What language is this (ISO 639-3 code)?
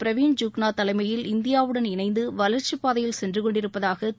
tam